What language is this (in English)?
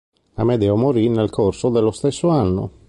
Italian